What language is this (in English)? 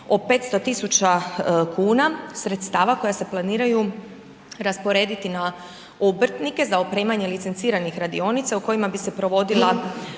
Croatian